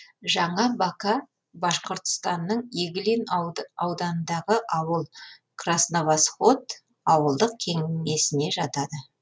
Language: Kazakh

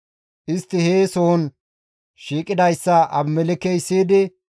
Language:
Gamo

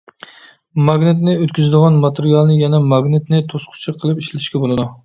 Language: Uyghur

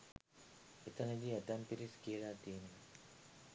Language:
Sinhala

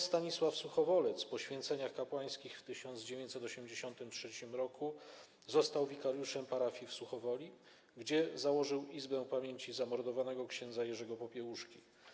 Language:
Polish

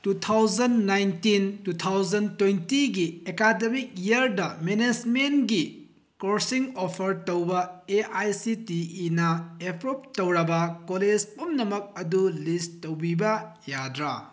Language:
Manipuri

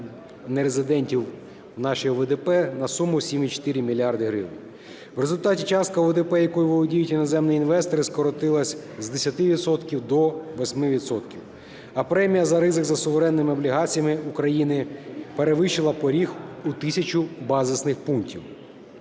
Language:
Ukrainian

